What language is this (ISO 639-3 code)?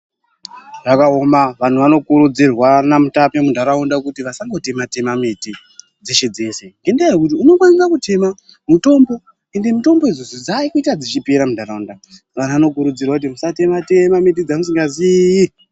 ndc